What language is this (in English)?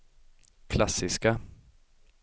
Swedish